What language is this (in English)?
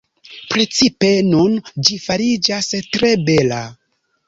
Esperanto